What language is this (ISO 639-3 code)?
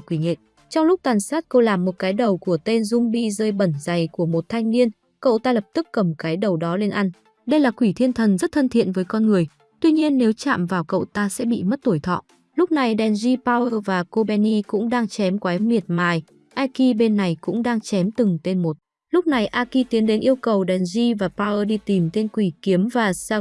vie